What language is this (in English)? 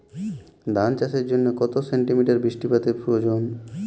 Bangla